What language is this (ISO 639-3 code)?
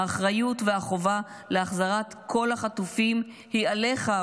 heb